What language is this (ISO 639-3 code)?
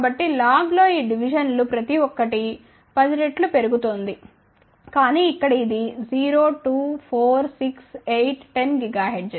tel